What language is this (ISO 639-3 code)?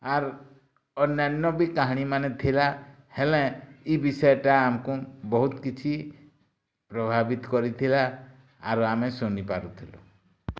ori